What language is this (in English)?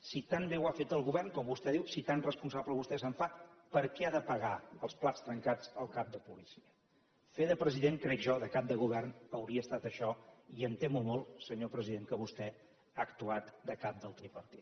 Catalan